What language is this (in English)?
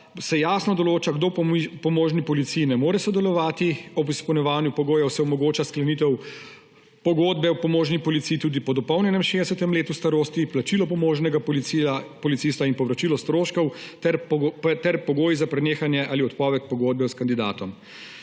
Slovenian